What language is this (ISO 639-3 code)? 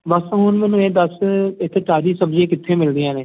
pan